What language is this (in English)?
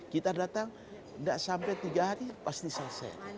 Indonesian